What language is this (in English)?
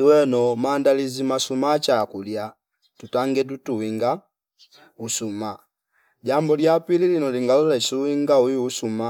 Fipa